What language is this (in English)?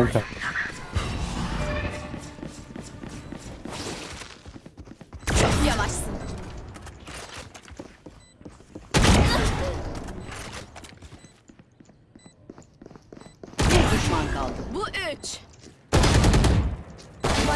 Turkish